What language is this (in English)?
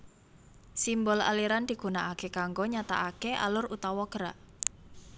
Javanese